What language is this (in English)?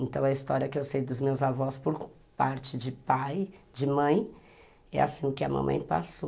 Portuguese